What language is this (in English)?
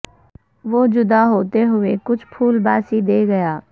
Urdu